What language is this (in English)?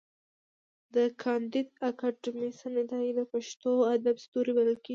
Pashto